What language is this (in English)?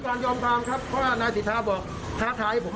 Thai